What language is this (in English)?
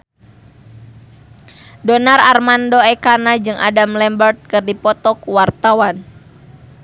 Sundanese